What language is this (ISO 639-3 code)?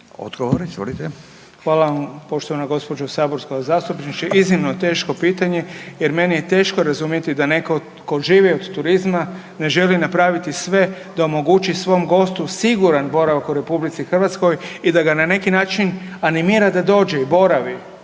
hrv